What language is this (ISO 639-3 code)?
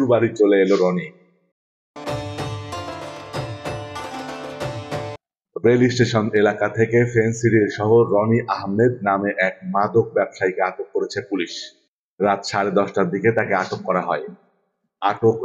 ben